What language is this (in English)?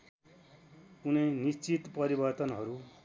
Nepali